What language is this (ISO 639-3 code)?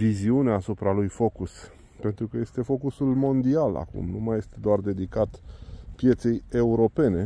ron